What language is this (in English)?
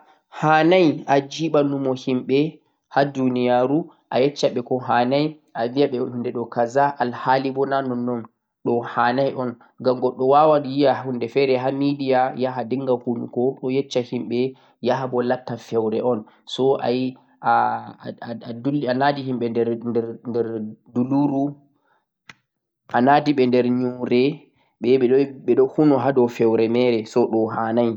Central-Eastern Niger Fulfulde